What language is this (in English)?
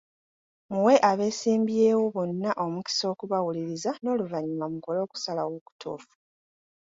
Ganda